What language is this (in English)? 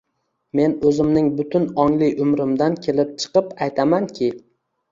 Uzbek